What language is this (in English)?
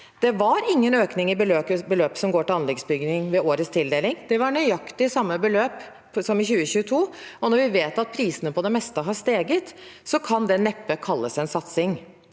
Norwegian